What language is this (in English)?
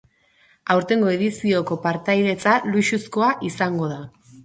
Basque